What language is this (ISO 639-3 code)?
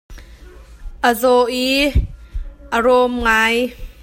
cnh